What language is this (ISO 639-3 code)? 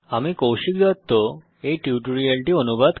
ben